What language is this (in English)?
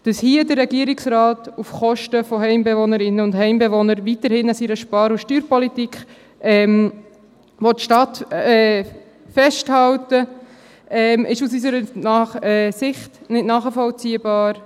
Swiss German